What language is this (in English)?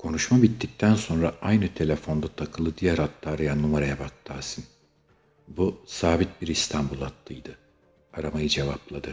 Turkish